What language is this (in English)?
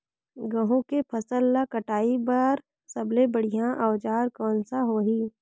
Chhattisgarhi